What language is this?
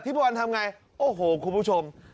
Thai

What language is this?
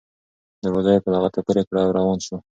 Pashto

